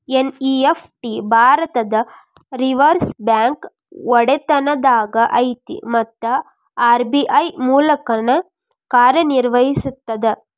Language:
Kannada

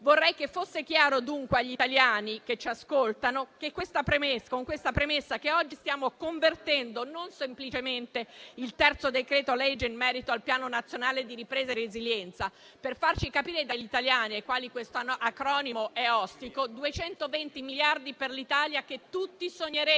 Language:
Italian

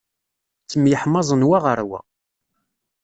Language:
Kabyle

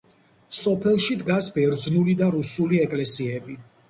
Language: Georgian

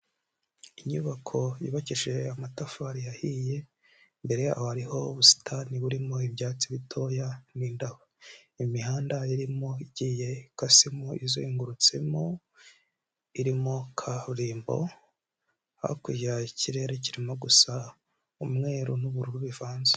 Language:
Kinyarwanda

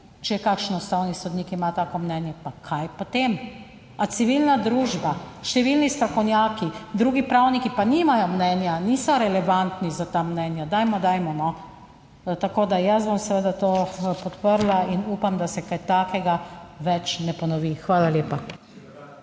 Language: Slovenian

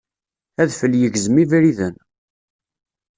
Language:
Kabyle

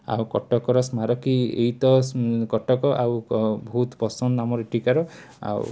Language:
Odia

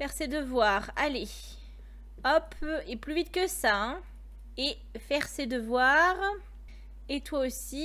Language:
French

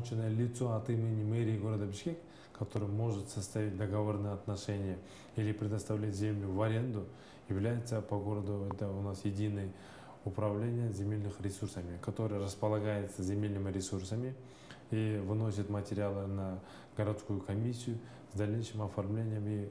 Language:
Russian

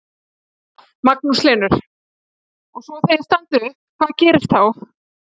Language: Icelandic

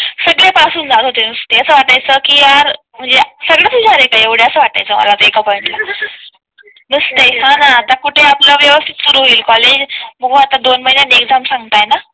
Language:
Marathi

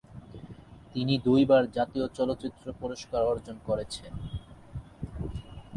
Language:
Bangla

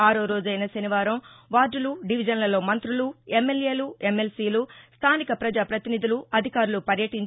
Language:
Telugu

